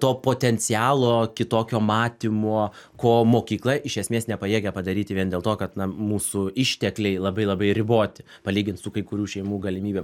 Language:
Lithuanian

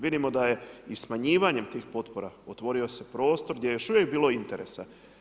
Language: Croatian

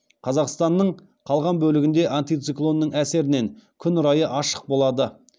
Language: Kazakh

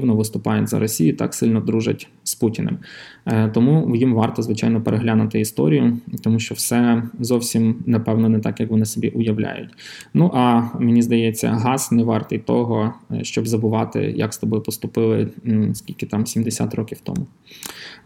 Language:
Ukrainian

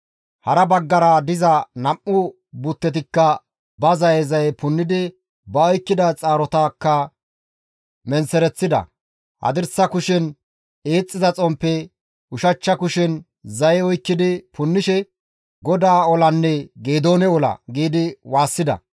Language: Gamo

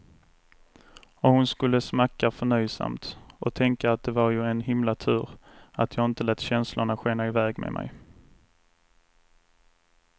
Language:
Swedish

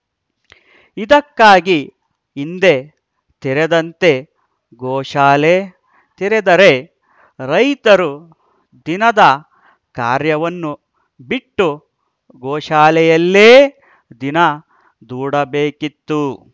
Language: Kannada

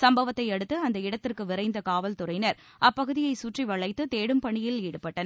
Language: Tamil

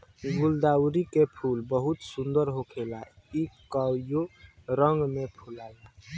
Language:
Bhojpuri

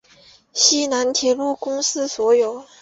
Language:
Chinese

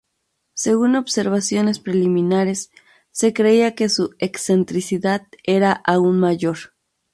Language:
Spanish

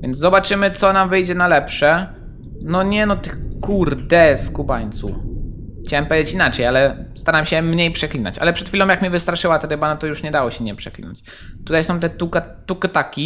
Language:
Polish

